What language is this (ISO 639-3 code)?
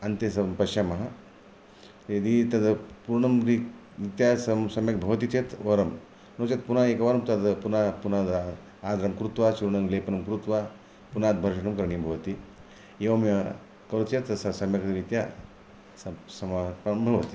san